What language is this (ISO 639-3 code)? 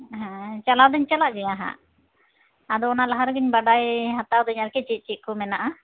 sat